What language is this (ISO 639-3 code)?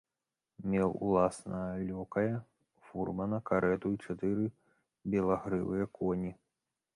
bel